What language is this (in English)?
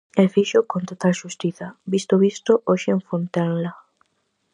Galician